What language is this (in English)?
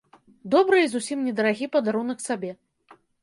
Belarusian